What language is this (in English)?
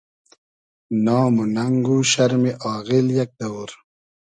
Hazaragi